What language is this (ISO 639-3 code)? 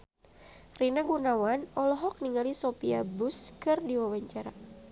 sun